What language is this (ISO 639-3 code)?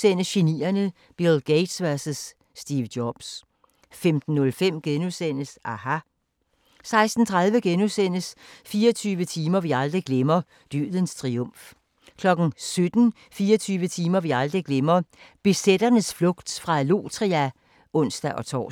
dan